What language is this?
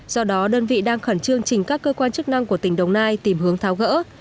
Vietnamese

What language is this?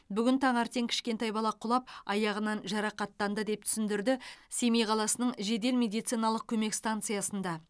Kazakh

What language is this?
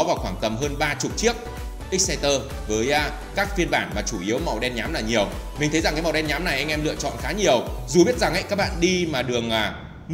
Vietnamese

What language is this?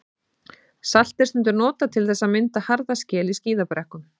Icelandic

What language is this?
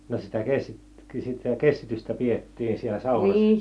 Finnish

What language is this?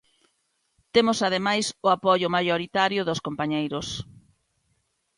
Galician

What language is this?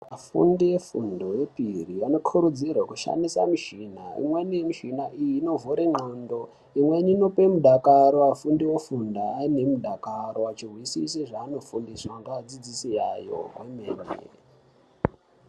Ndau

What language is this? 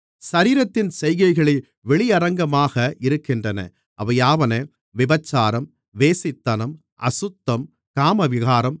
Tamil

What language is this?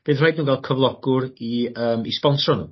Welsh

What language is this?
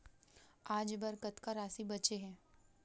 Chhattisgarhi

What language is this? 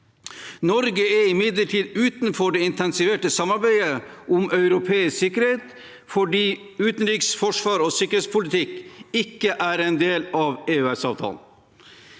Norwegian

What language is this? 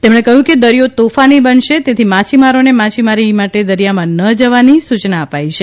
Gujarati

